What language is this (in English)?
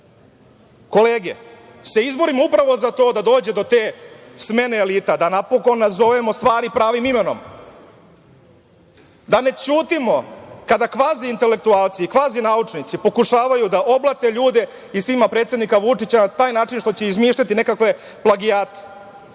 Serbian